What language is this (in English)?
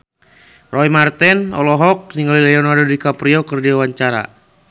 Sundanese